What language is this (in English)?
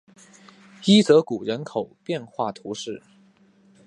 Chinese